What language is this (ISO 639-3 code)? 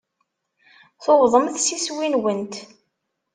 kab